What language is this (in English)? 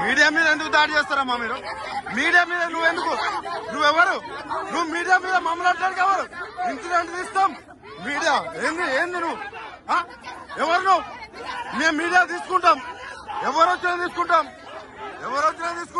Arabic